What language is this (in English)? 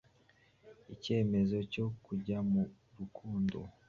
Kinyarwanda